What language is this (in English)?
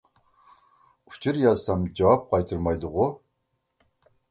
Uyghur